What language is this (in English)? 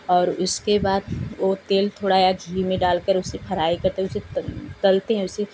Hindi